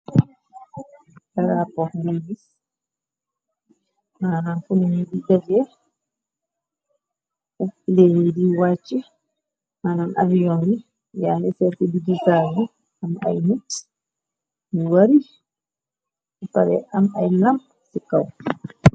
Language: Wolof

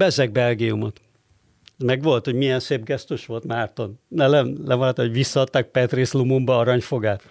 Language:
Hungarian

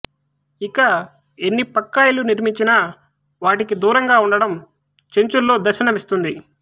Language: Telugu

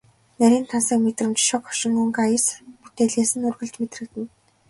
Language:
Mongolian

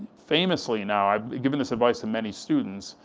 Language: English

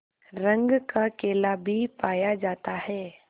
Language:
Hindi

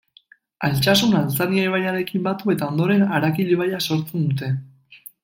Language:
Basque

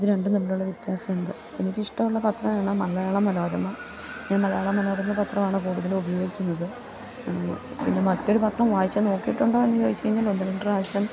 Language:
Malayalam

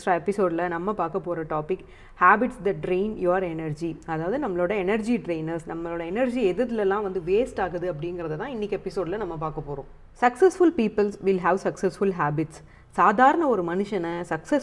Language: Tamil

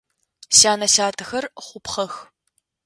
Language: Adyghe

